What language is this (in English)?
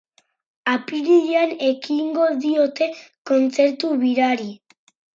Basque